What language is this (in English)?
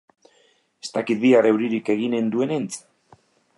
Basque